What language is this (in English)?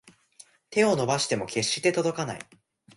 Japanese